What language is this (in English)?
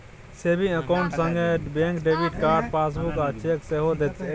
Maithili